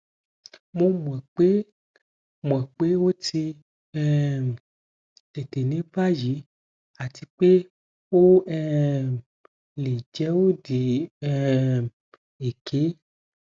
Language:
Yoruba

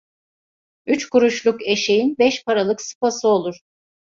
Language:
Turkish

